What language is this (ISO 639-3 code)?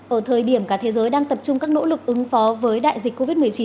vie